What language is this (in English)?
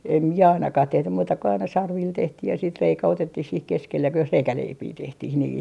Finnish